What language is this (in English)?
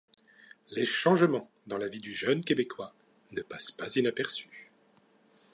French